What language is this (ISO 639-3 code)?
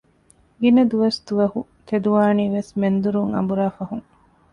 div